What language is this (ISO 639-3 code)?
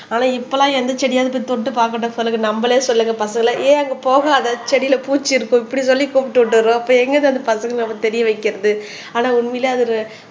tam